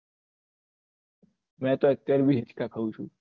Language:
Gujarati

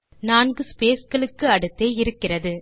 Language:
Tamil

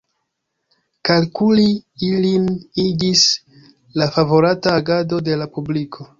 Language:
Esperanto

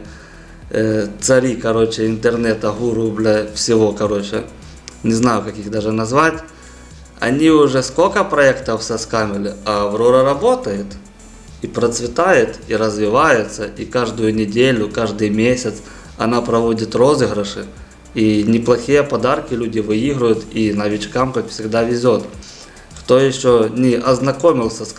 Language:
Russian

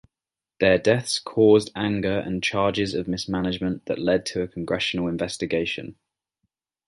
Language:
English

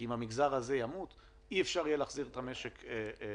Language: Hebrew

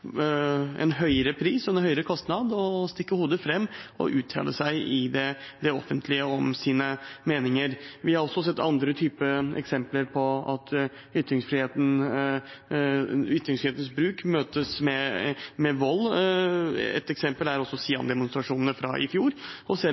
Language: Norwegian Bokmål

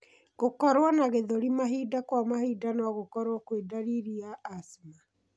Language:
Kikuyu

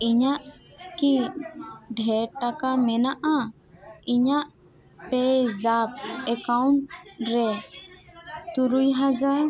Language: Santali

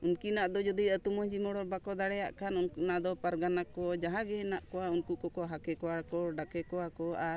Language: Santali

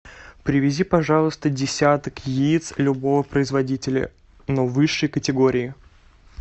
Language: Russian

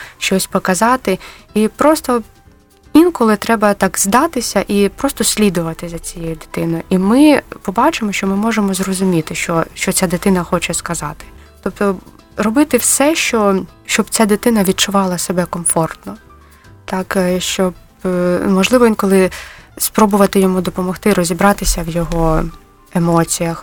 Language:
Ukrainian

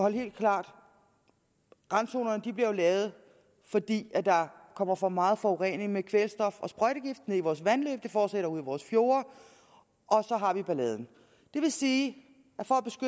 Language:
Danish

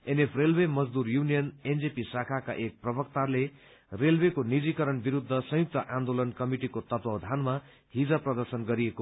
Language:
Nepali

